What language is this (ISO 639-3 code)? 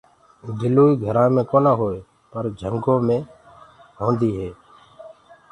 ggg